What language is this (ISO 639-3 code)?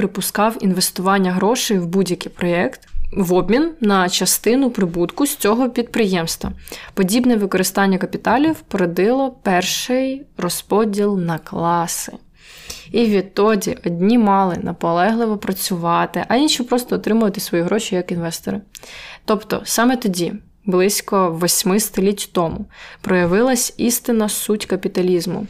ukr